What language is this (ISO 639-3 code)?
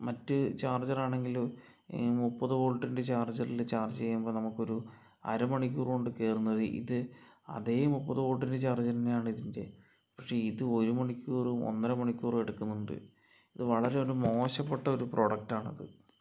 mal